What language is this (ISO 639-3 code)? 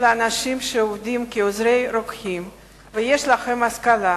heb